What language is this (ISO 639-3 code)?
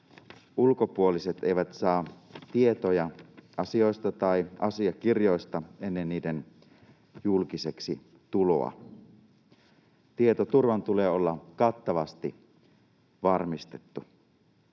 fin